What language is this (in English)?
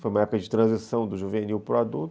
Portuguese